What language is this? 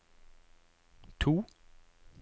Norwegian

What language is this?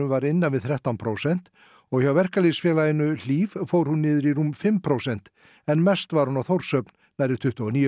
Icelandic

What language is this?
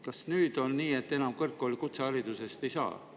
Estonian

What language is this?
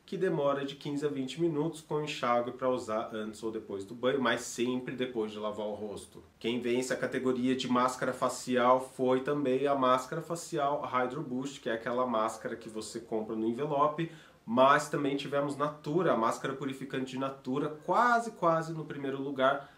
Portuguese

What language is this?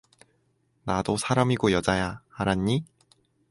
Korean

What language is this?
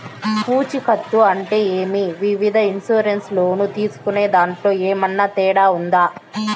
Telugu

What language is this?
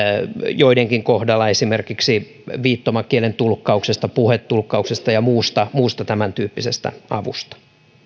Finnish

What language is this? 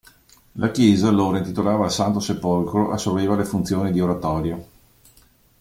Italian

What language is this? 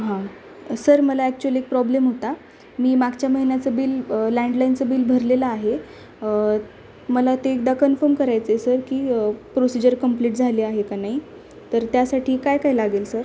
Marathi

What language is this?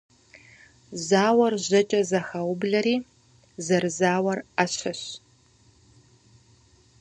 Kabardian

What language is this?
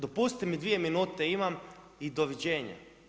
Croatian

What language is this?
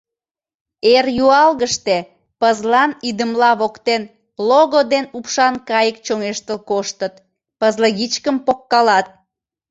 Mari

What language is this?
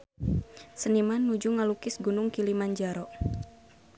Sundanese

